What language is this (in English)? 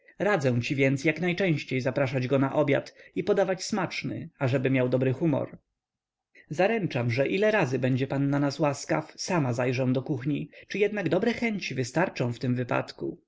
Polish